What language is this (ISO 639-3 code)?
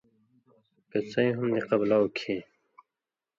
mvy